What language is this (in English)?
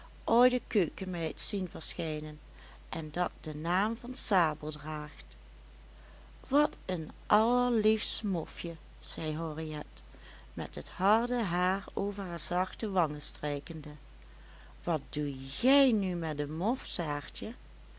Dutch